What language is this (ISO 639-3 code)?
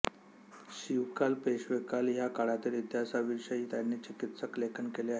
mar